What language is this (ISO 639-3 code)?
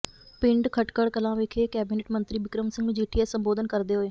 pan